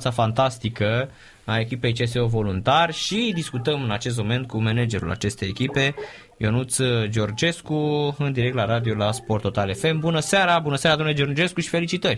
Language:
Romanian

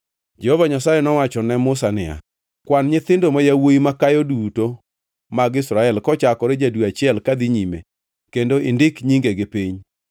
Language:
Luo (Kenya and Tanzania)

